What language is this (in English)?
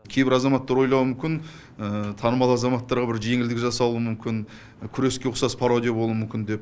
Kazakh